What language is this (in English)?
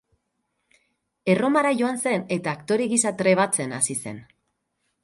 Basque